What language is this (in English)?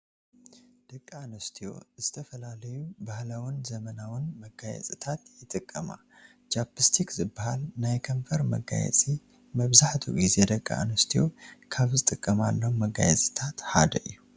Tigrinya